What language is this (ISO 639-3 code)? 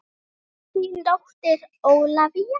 isl